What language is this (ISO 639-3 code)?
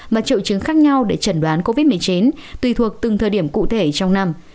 vie